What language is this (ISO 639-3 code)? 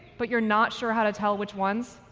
eng